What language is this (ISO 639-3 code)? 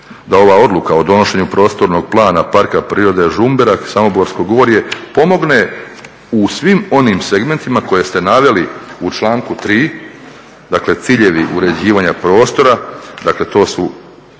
hrv